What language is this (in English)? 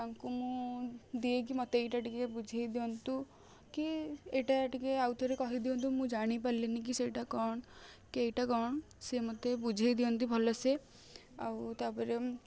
Odia